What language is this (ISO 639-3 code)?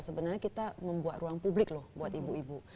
ind